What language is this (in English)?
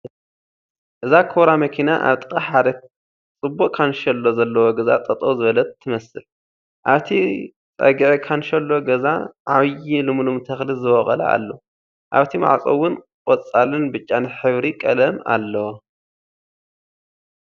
Tigrinya